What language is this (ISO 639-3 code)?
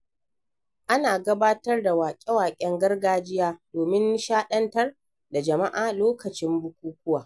hau